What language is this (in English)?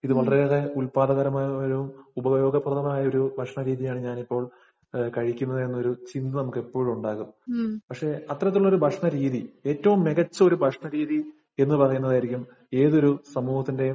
Malayalam